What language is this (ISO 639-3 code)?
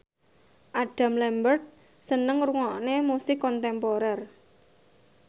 jav